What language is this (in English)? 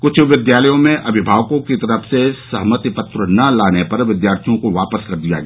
Hindi